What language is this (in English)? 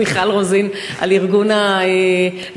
Hebrew